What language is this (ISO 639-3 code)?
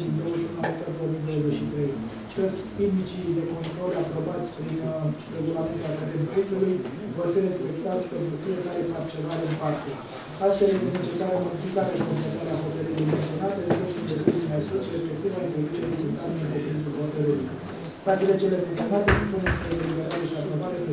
ron